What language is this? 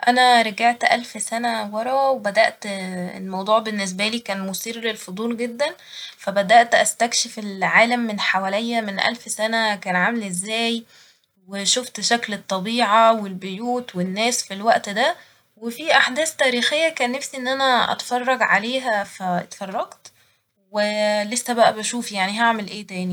Egyptian Arabic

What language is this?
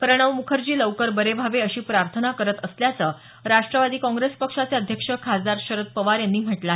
Marathi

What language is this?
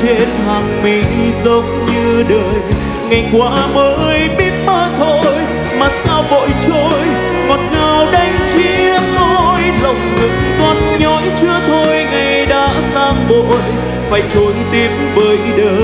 Vietnamese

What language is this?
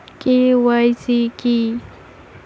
Bangla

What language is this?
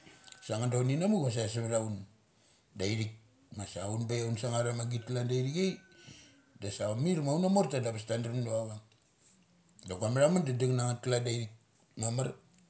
Mali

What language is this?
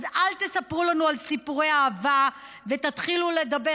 Hebrew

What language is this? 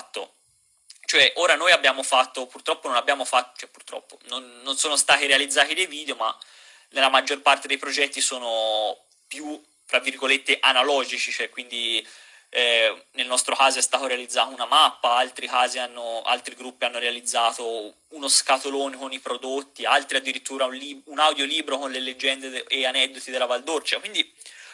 Italian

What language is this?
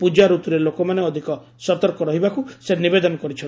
Odia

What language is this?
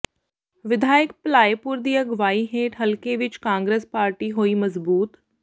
Punjabi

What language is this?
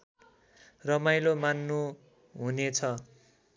Nepali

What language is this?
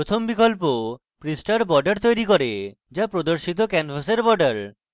Bangla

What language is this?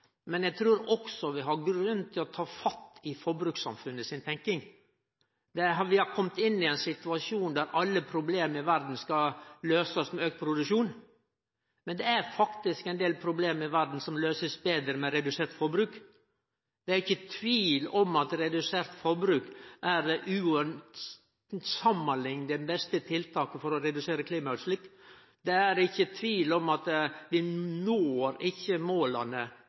Norwegian Nynorsk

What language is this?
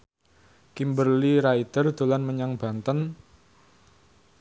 Javanese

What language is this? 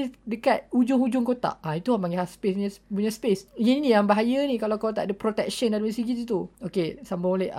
Malay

